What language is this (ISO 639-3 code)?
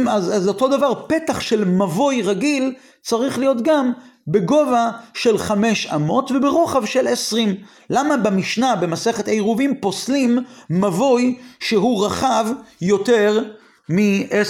heb